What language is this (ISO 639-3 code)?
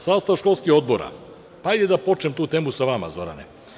srp